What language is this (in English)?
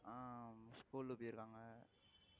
Tamil